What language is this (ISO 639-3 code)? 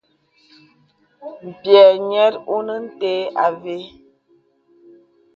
beb